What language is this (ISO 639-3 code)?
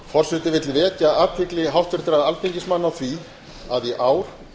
isl